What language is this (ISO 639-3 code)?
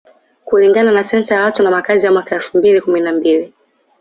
swa